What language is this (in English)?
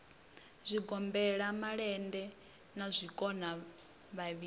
Venda